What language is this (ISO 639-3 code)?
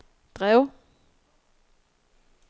dan